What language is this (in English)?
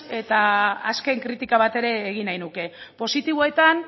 Basque